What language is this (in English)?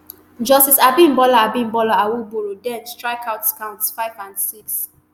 Nigerian Pidgin